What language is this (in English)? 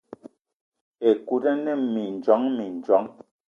Eton (Cameroon)